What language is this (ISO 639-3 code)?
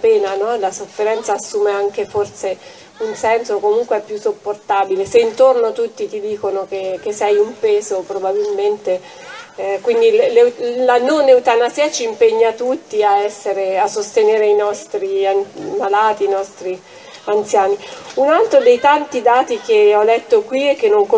ita